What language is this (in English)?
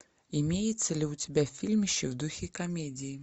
Russian